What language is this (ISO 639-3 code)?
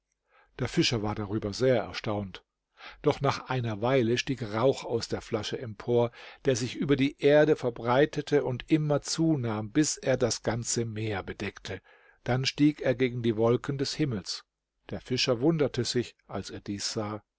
deu